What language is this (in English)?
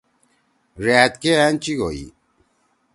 Torwali